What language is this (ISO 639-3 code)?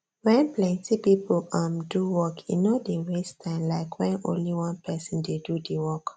pcm